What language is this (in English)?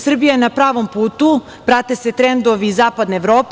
Serbian